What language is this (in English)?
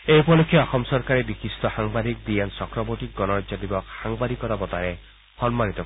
Assamese